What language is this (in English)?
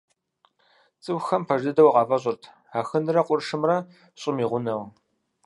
Kabardian